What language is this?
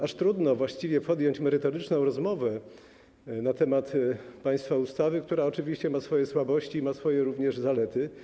Polish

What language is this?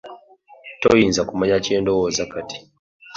Ganda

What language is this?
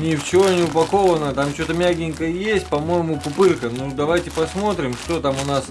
Russian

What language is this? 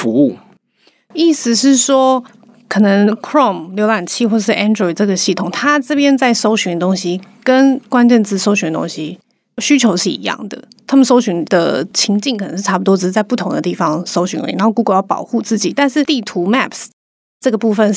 Chinese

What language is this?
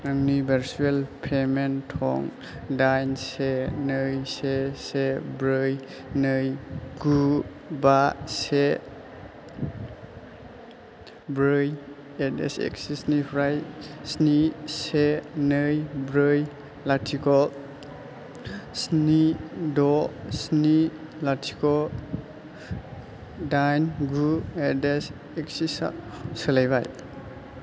Bodo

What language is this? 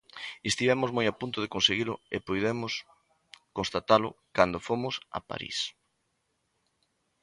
Galician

